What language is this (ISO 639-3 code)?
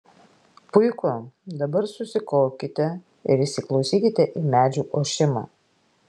lit